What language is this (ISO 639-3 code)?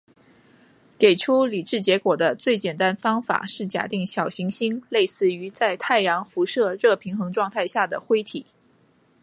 zho